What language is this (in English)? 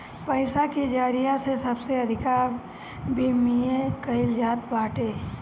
Bhojpuri